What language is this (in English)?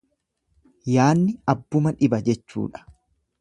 Oromo